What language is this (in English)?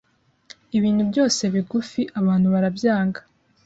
Kinyarwanda